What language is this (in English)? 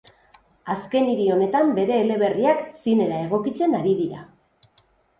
Basque